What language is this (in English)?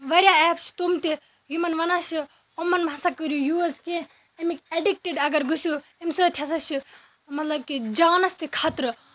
Kashmiri